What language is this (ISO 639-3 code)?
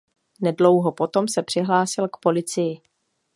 ces